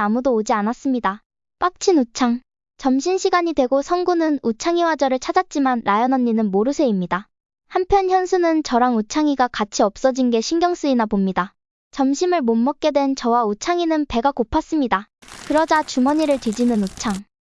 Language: Korean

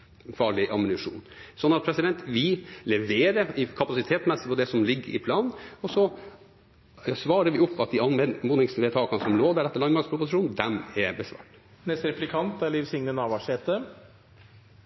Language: Norwegian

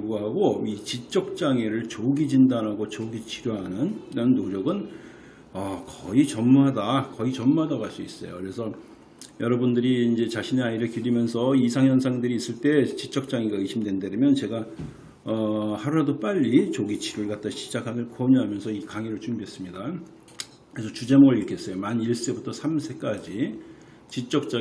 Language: Korean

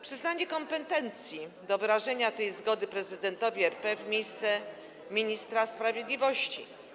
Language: Polish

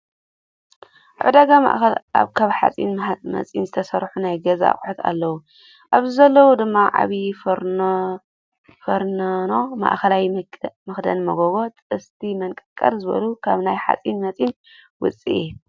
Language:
Tigrinya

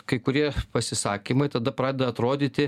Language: Lithuanian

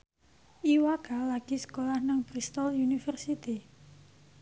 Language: Javanese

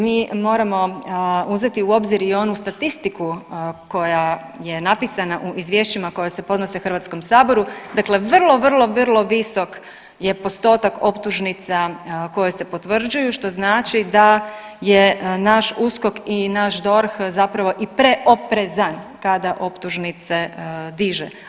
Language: Croatian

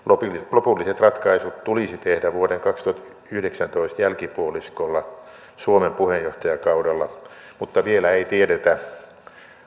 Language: Finnish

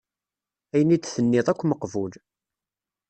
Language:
Kabyle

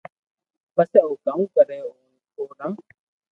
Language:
Loarki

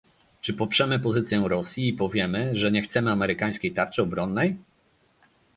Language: Polish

